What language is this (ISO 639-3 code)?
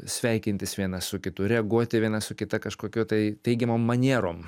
lit